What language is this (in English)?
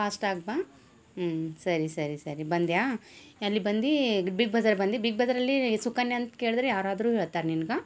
Kannada